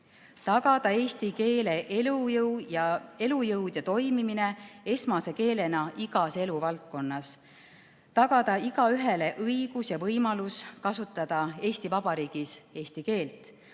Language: Estonian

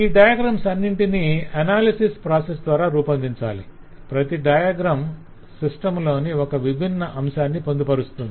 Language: Telugu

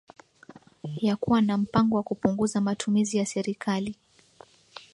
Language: Swahili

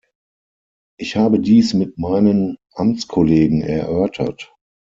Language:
German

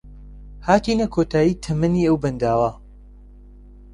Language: Central Kurdish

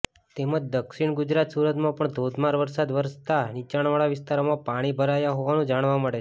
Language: Gujarati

